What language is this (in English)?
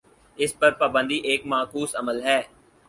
Urdu